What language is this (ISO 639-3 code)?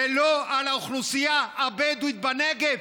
heb